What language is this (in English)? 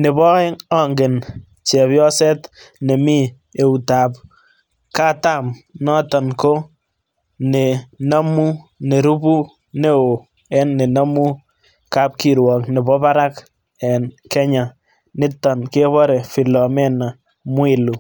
Kalenjin